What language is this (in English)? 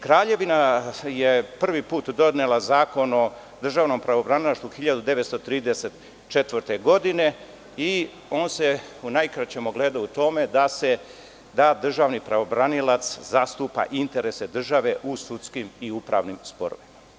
Serbian